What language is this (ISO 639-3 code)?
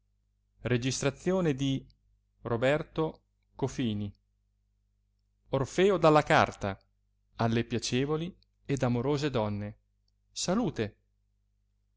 ita